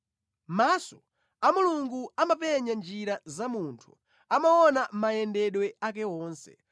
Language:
Nyanja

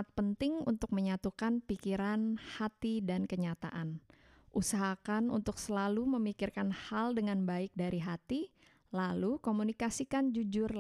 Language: Indonesian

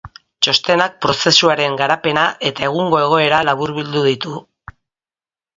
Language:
Basque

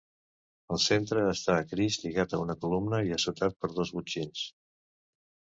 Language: Catalan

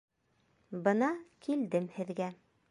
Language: Bashkir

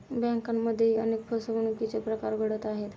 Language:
Marathi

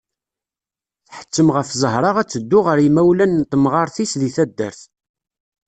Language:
Kabyle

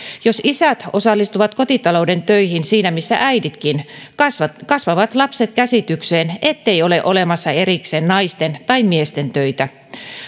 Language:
Finnish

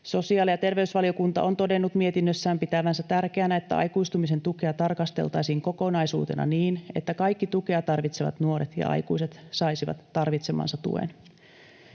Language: Finnish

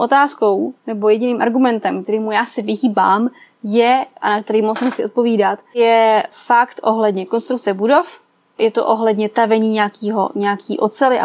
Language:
Czech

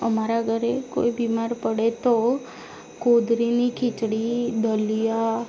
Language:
Gujarati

